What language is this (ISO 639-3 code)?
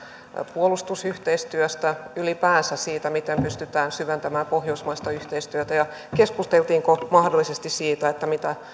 fin